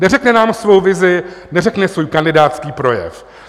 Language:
Czech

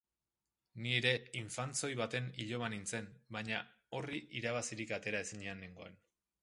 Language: Basque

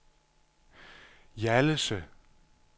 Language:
Danish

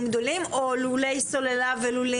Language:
Hebrew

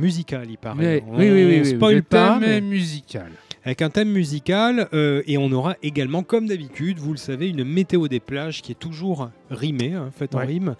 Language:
French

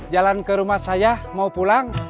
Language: Indonesian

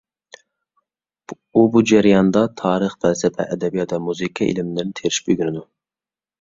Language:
Uyghur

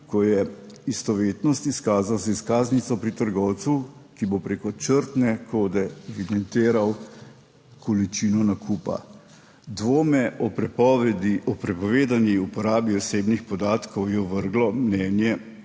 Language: Slovenian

